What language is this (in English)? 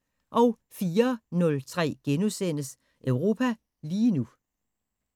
Danish